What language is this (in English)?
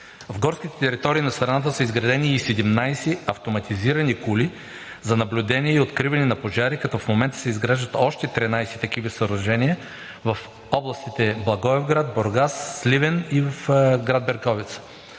Bulgarian